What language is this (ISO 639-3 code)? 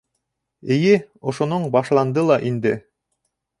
bak